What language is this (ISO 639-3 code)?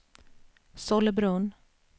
swe